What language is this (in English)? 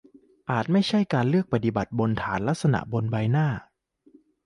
Thai